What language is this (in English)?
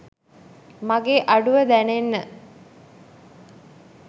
Sinhala